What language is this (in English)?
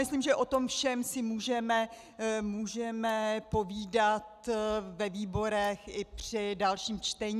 Czech